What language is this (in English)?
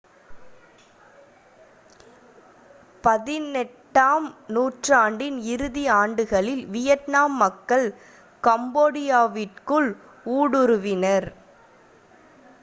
Tamil